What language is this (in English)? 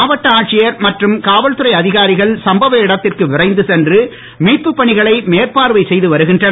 Tamil